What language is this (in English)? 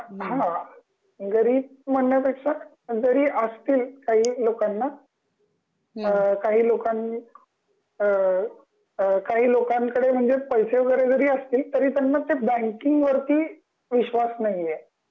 Marathi